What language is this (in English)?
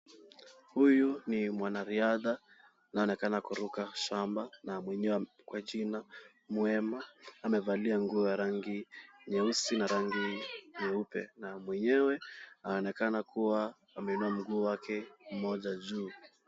Swahili